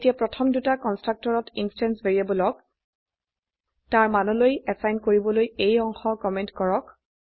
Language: Assamese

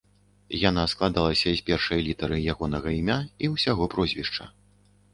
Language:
Belarusian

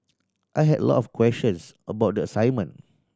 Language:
English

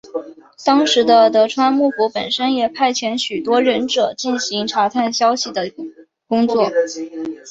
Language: Chinese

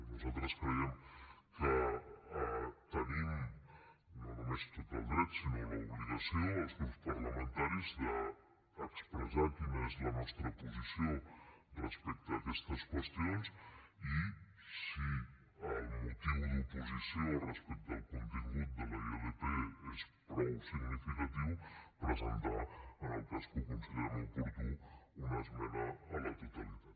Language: Catalan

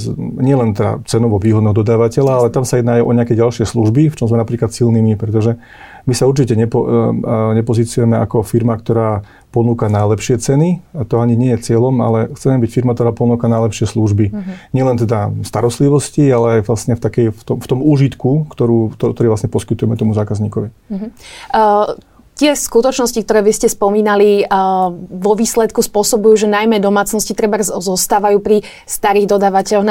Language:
Slovak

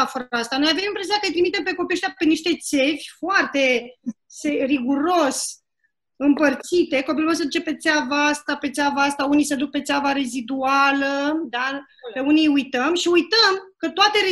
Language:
Romanian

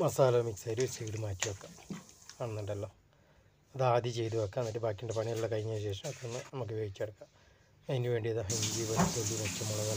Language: Romanian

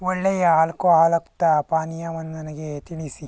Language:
Kannada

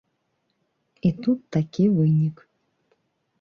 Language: Belarusian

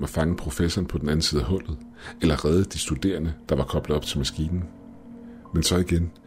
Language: Danish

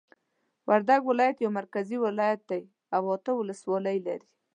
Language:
Pashto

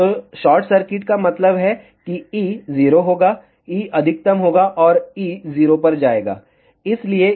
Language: Hindi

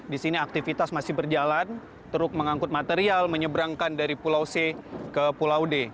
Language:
Indonesian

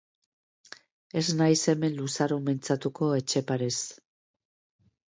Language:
Basque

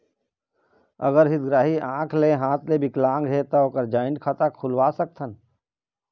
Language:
Chhattisgarhi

